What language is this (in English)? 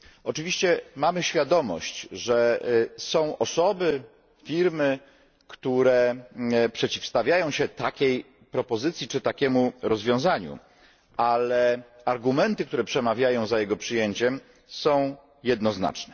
Polish